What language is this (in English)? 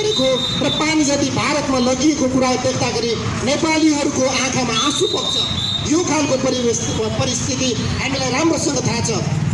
Nepali